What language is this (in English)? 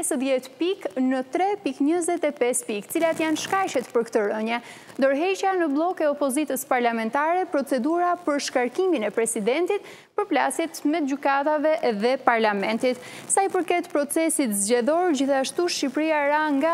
Dutch